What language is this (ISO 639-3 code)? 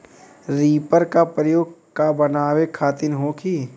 bho